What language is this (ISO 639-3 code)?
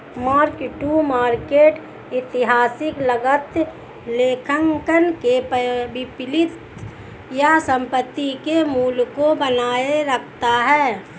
hin